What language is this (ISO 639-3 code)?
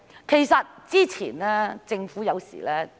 yue